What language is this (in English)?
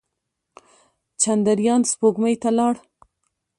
Pashto